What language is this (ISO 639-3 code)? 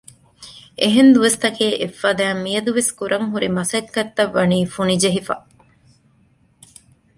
div